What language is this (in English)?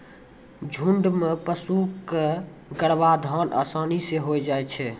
Maithili